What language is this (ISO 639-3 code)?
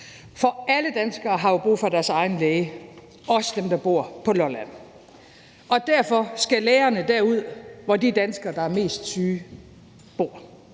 dan